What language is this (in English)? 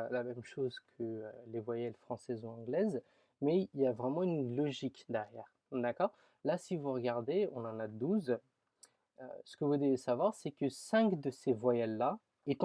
French